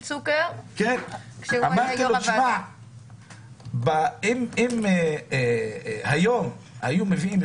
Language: Hebrew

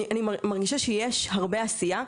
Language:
Hebrew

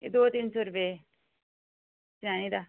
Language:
Dogri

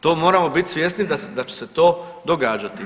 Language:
Croatian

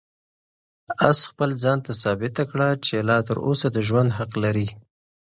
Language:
Pashto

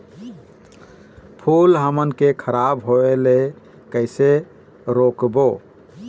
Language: Chhattisgarhi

